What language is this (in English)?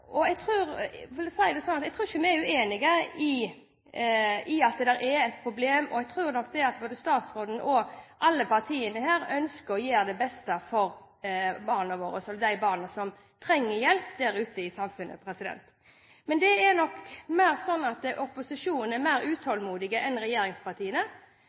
Norwegian Bokmål